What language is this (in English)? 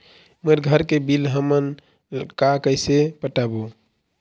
Chhattisgarhi